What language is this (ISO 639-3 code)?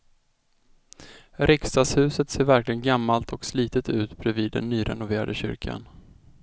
swe